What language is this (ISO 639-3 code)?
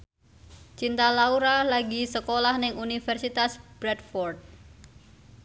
jav